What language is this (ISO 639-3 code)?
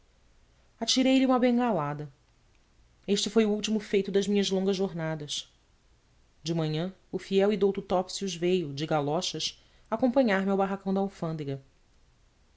por